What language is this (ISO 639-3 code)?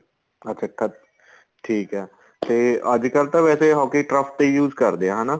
pan